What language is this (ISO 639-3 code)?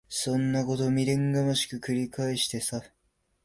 jpn